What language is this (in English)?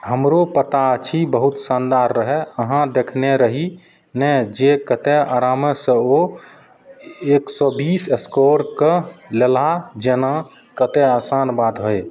Maithili